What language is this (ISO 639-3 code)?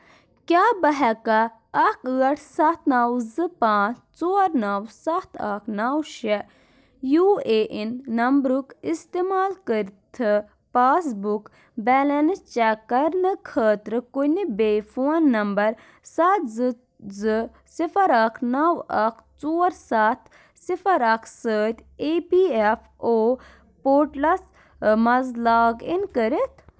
kas